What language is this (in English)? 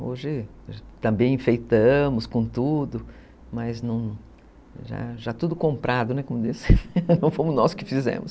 Portuguese